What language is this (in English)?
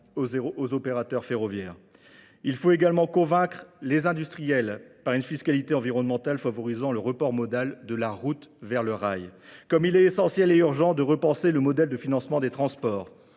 French